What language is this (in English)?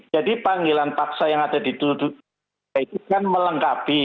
Indonesian